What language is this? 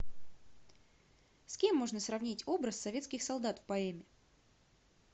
Russian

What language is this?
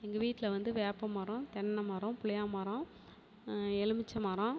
Tamil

